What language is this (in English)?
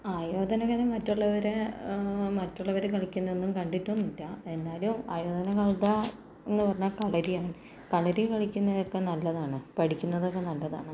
Malayalam